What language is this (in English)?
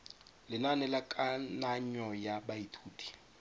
Tswana